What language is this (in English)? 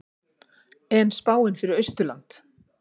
Icelandic